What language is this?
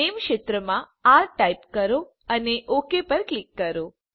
Gujarati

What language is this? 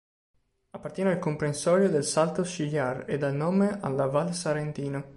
Italian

